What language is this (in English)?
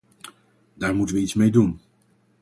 Dutch